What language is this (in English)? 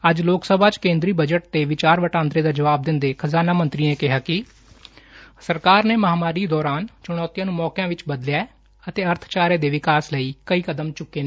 Punjabi